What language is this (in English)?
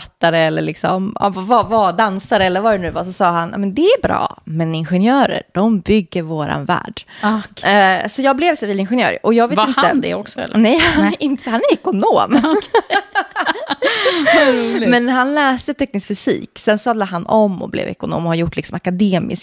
Swedish